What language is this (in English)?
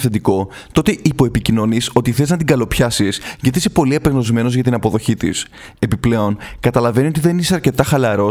Greek